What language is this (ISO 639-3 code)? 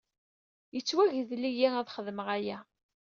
kab